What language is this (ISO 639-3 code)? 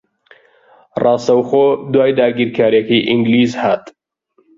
ckb